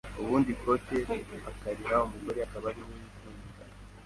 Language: Kinyarwanda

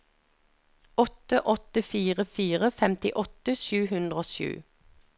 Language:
Norwegian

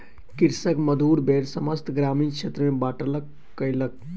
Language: Maithili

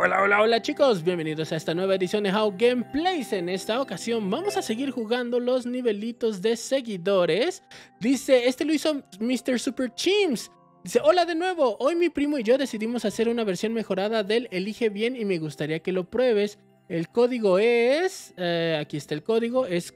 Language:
Spanish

